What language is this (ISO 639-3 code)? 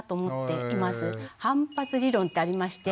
jpn